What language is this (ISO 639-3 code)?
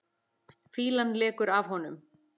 isl